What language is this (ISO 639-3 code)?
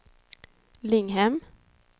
swe